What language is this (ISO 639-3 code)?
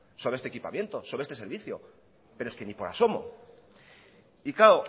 spa